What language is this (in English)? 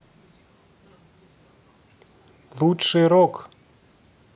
Russian